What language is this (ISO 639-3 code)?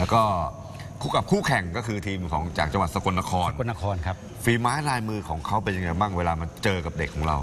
tha